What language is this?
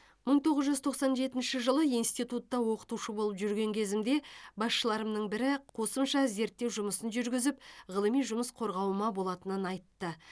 Kazakh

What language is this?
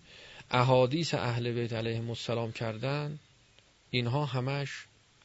Persian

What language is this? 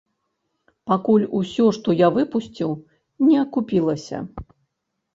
Belarusian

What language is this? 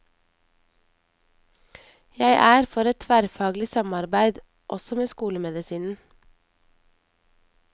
Norwegian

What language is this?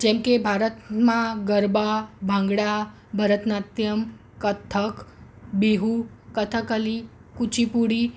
Gujarati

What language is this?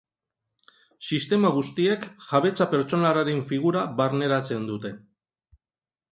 Basque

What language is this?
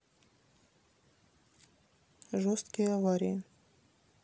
Russian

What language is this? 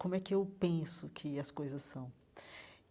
Portuguese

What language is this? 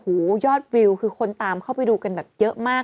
Thai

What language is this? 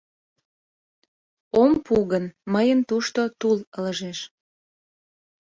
Mari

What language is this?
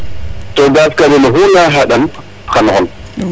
Serer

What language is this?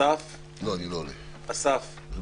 Hebrew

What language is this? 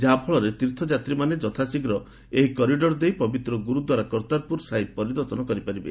Odia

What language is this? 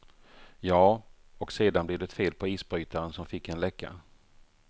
Swedish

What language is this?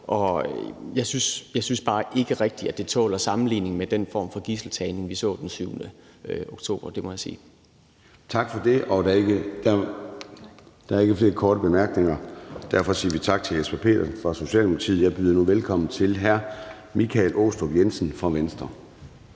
Danish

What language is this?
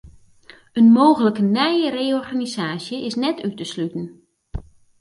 Western Frisian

